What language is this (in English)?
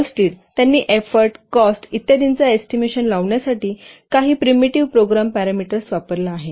Marathi